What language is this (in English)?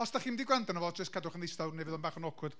Welsh